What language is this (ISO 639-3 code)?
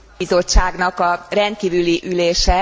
hun